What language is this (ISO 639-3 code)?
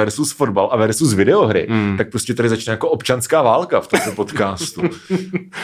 ces